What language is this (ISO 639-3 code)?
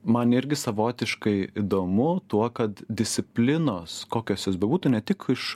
lit